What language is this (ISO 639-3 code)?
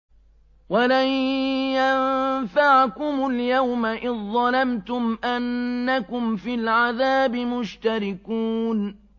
ara